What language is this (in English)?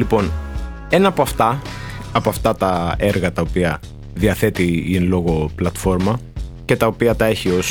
Greek